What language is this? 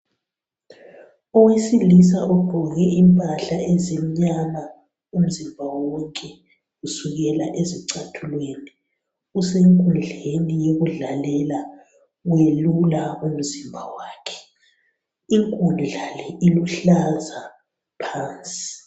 North Ndebele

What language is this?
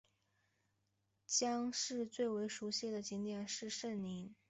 Chinese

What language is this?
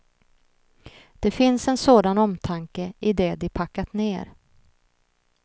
Swedish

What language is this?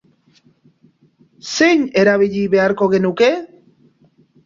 Basque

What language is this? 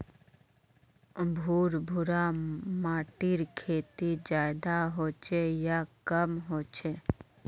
Magahi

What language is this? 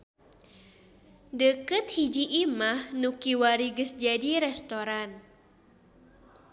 Sundanese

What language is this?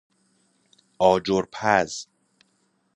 Persian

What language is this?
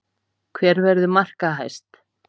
Icelandic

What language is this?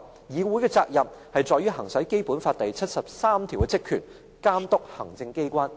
Cantonese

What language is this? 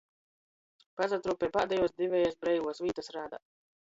Latgalian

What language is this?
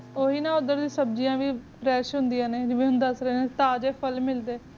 Punjabi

